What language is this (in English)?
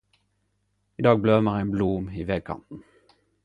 Norwegian Nynorsk